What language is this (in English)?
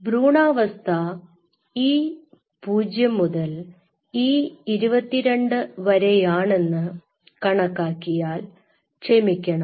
Malayalam